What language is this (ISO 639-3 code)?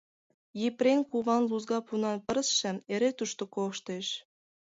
chm